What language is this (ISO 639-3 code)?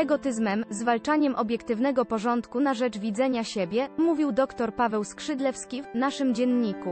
pol